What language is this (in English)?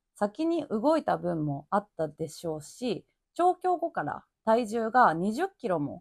Japanese